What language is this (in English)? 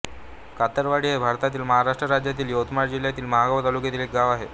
Marathi